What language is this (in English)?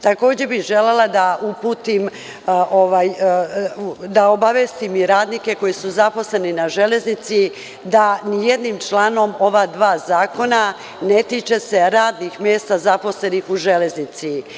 Serbian